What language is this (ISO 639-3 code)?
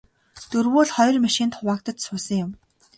mon